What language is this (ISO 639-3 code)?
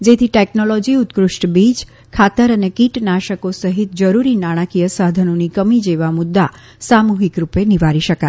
guj